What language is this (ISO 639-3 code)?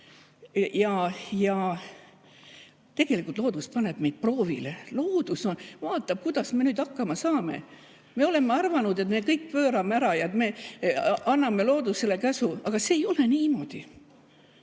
est